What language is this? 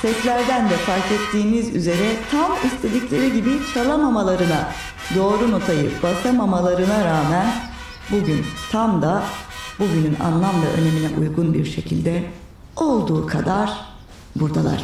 Turkish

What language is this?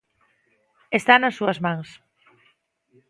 Galician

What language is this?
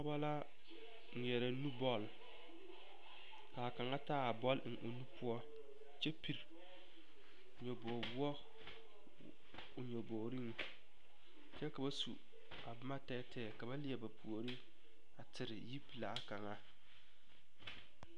Southern Dagaare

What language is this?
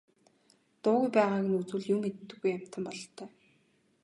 Mongolian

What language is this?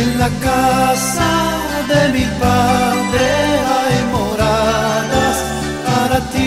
Spanish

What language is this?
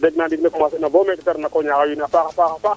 Serer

